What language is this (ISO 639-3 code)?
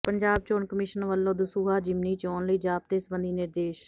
pan